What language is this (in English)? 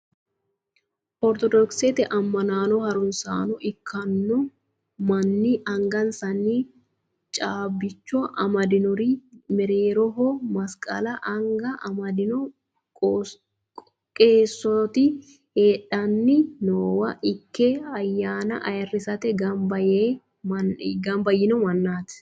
Sidamo